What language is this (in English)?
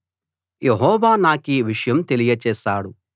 Telugu